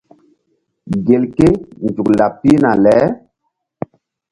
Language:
Mbum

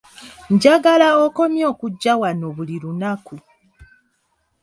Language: Ganda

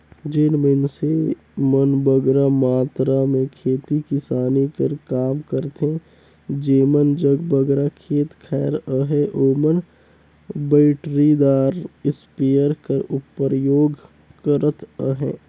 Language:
Chhattisgarhi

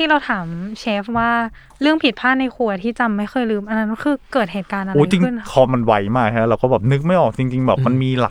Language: Thai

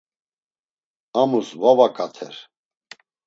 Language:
Laz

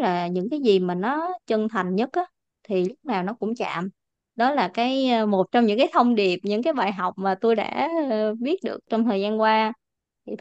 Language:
Vietnamese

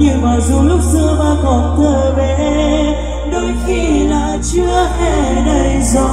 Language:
Vietnamese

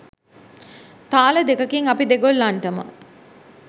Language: Sinhala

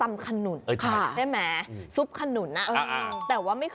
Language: Thai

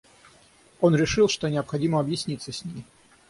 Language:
Russian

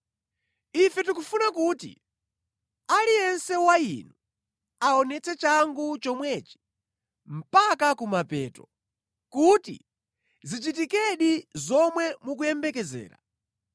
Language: Nyanja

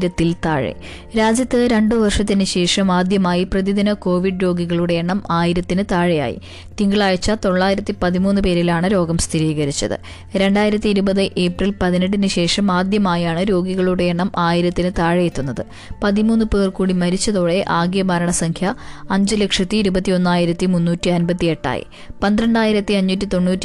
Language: Malayalam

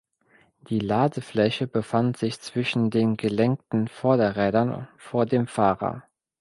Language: German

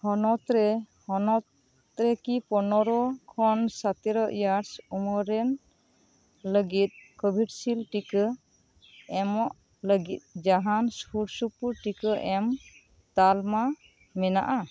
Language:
Santali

